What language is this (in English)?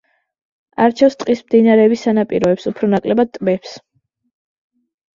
Georgian